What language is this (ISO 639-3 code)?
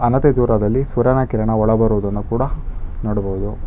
kan